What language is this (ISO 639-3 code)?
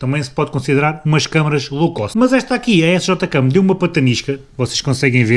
por